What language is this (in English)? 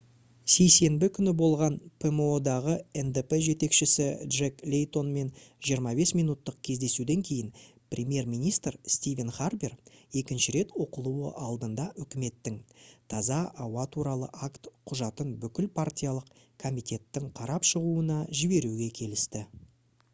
Kazakh